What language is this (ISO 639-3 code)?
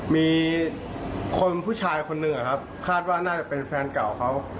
tha